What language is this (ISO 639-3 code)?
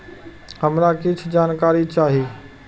mai